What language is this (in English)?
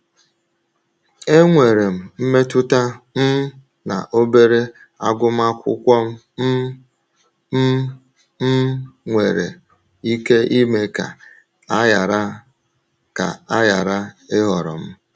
Igbo